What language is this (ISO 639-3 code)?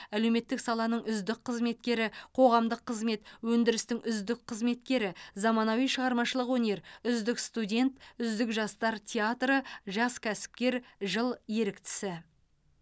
kaz